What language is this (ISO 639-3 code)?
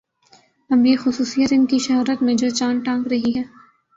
urd